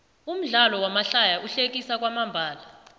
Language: South Ndebele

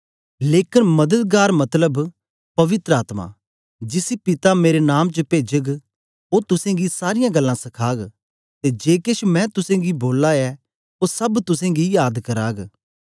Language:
Dogri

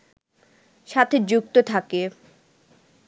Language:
Bangla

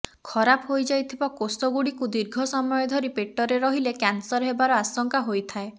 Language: Odia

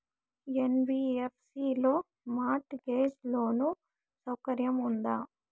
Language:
Telugu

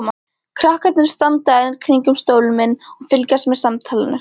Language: Icelandic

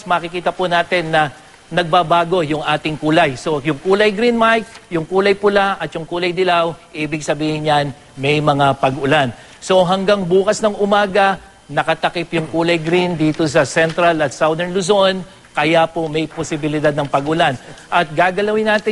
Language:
Filipino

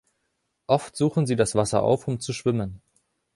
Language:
German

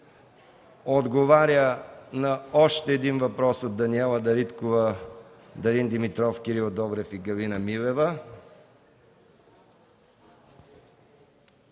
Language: Bulgarian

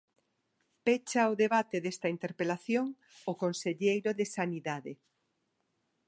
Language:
Galician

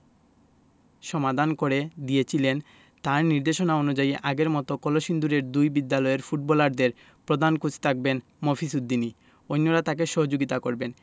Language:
Bangla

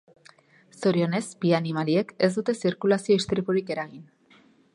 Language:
Basque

